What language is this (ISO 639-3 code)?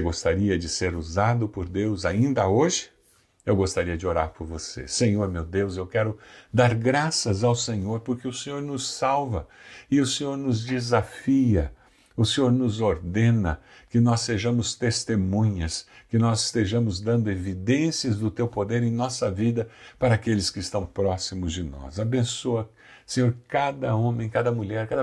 por